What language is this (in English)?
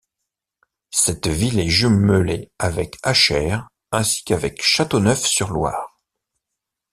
French